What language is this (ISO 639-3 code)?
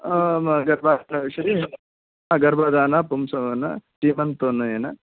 san